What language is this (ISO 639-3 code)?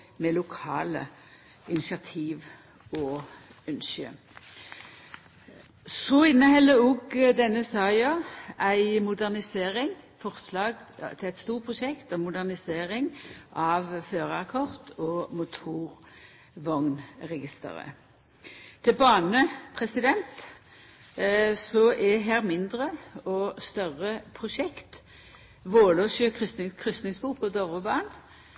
nno